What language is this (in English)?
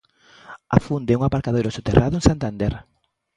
Galician